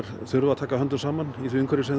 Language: Icelandic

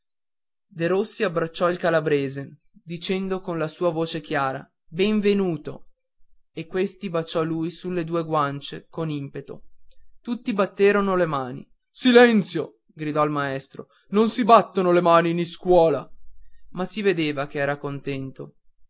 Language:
Italian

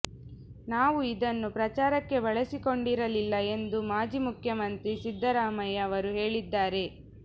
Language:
Kannada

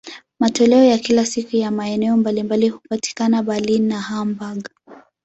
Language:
Swahili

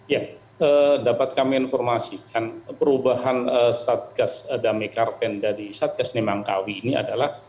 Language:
Indonesian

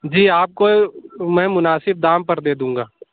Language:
Urdu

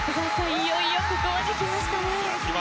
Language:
Japanese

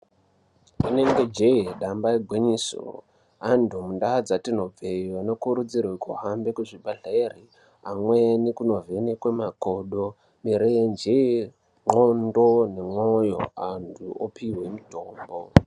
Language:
Ndau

